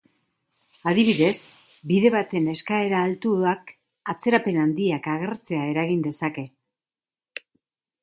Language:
Basque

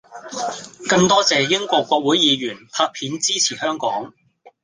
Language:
Cantonese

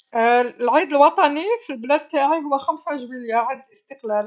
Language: Algerian Arabic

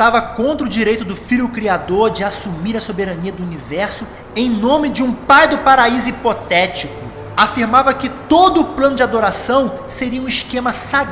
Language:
Portuguese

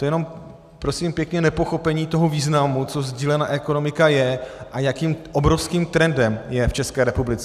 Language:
Czech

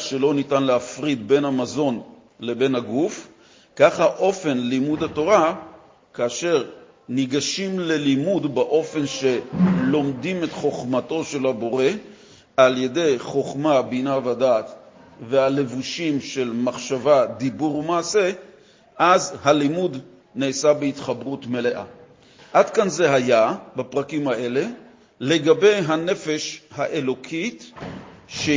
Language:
Hebrew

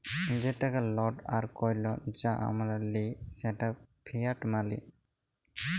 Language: Bangla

